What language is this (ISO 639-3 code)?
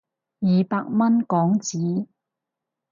yue